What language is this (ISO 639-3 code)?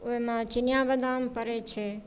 mai